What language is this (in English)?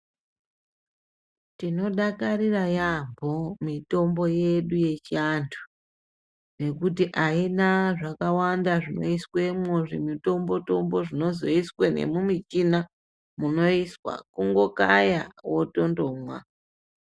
Ndau